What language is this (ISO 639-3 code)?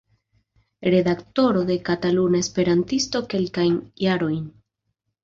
epo